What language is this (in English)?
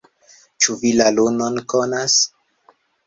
Esperanto